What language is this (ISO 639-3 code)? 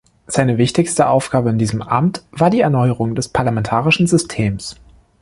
deu